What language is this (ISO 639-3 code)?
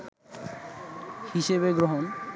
ben